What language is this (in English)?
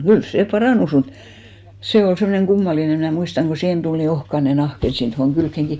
Finnish